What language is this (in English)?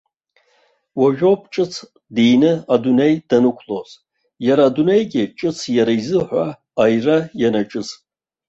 Abkhazian